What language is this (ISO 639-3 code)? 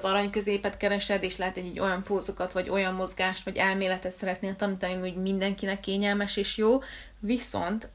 hun